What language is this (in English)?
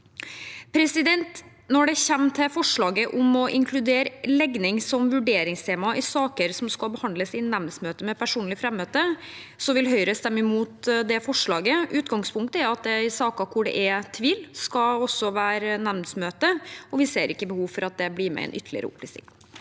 Norwegian